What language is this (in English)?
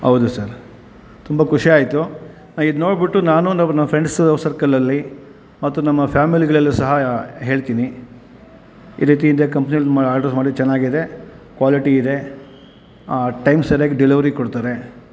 Kannada